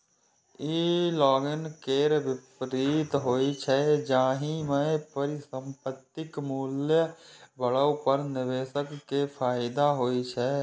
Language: Maithili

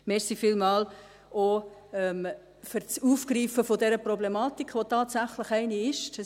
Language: Swiss German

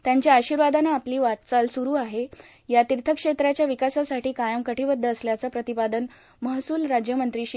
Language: Marathi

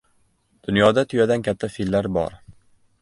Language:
Uzbek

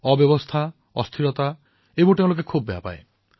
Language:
Assamese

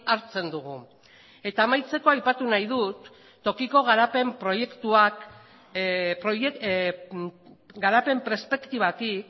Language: Basque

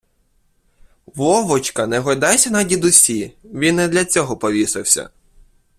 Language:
Ukrainian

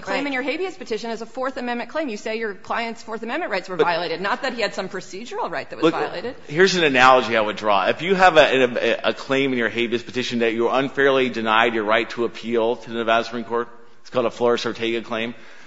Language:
English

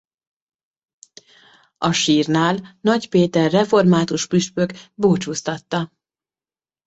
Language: Hungarian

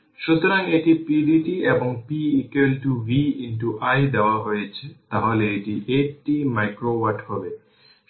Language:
Bangla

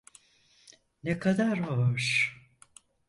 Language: Turkish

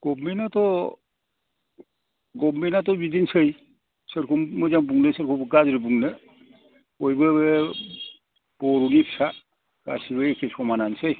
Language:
Bodo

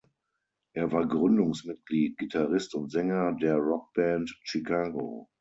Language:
German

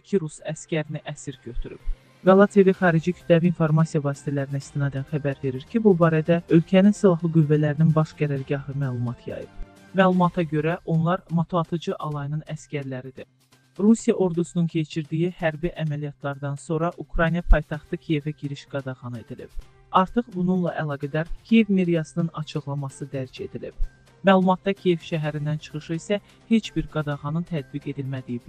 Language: Turkish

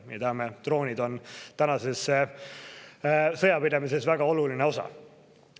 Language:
Estonian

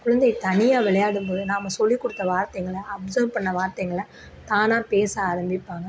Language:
Tamil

